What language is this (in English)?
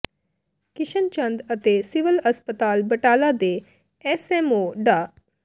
Punjabi